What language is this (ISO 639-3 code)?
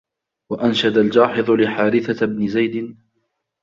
ara